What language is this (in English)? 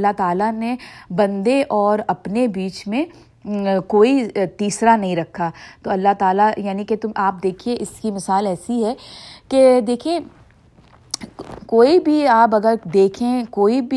Urdu